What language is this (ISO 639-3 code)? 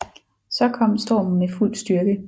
dan